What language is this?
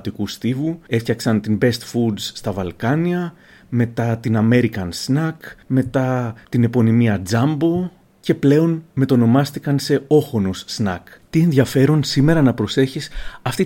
Greek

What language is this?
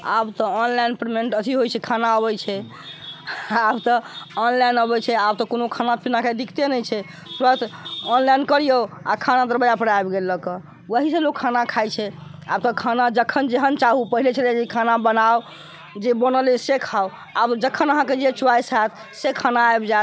Maithili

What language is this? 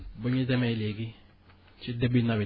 Wolof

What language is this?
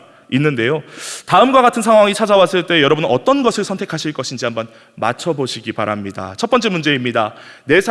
Korean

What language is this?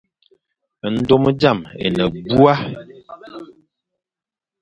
Fang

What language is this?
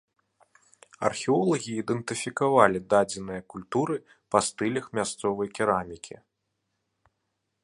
Belarusian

